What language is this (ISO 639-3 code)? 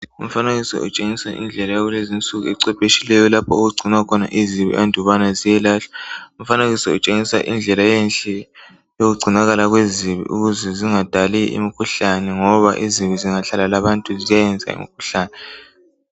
nde